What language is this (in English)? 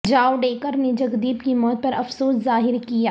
Urdu